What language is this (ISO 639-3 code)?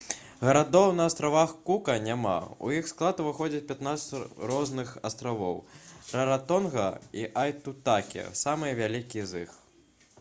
bel